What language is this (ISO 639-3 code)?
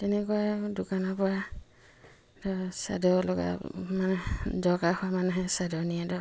asm